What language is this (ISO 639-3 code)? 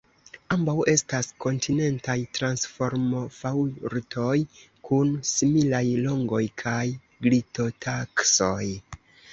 epo